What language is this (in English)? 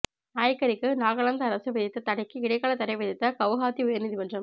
Tamil